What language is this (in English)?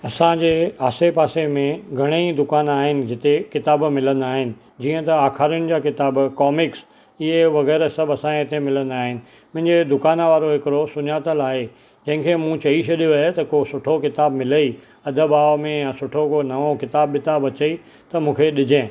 Sindhi